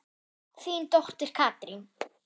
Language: Icelandic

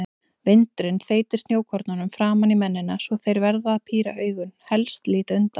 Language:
Icelandic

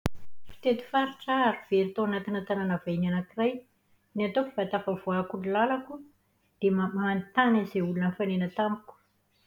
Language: Malagasy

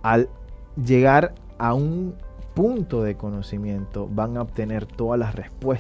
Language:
Spanish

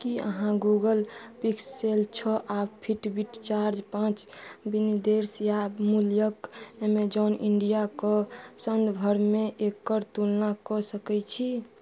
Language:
Maithili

